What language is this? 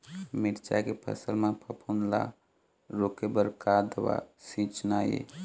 Chhattisgarhi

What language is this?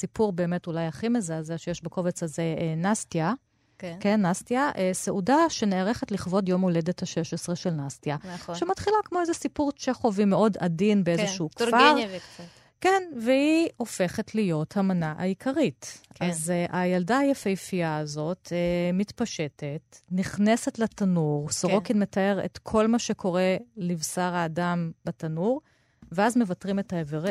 Hebrew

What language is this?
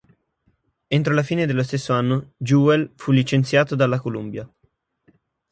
Italian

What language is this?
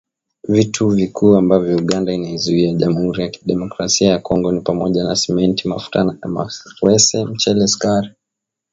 Swahili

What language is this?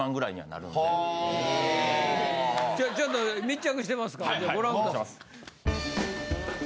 Japanese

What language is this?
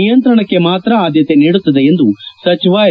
Kannada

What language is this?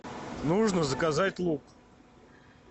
Russian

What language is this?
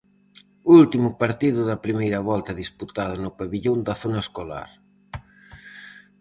Galician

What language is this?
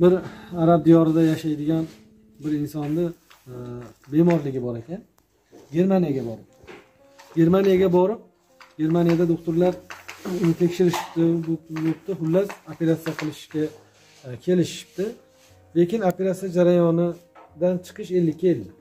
Turkish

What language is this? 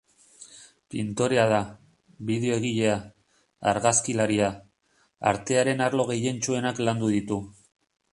Basque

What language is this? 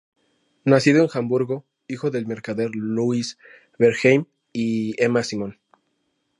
Spanish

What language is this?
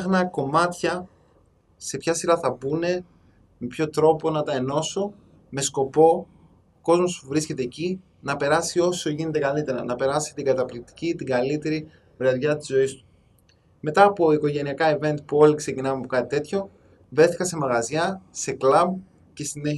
Greek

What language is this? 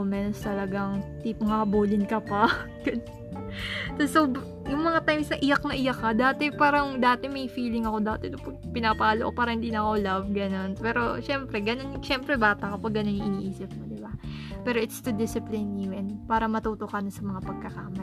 Filipino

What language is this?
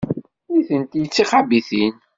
Kabyle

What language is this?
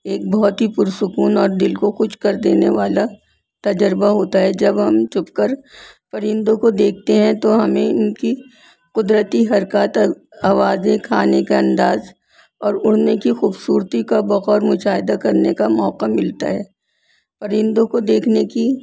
Urdu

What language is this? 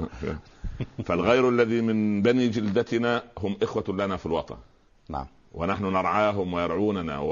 Arabic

